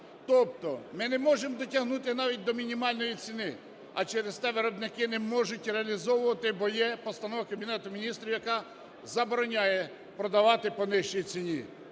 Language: Ukrainian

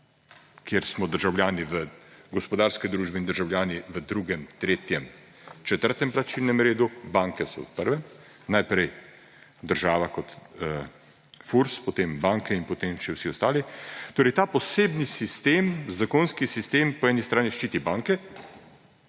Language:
Slovenian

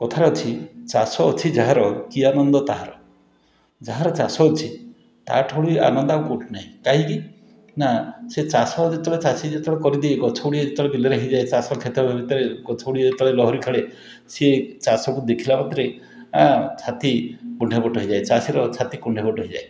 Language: Odia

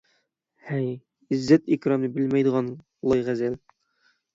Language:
Uyghur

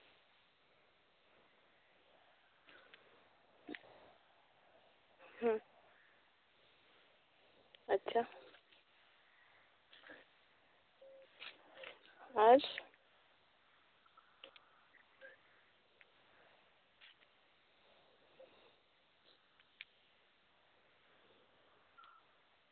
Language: Santali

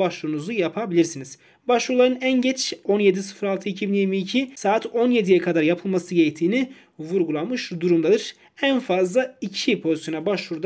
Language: Turkish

